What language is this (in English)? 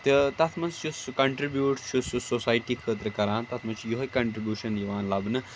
Kashmiri